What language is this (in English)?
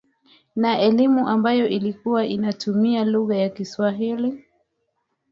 Swahili